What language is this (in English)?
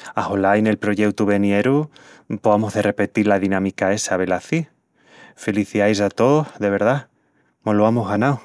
Extremaduran